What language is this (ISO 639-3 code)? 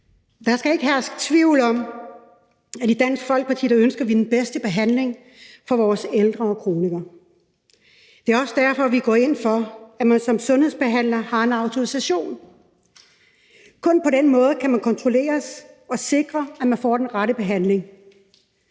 dan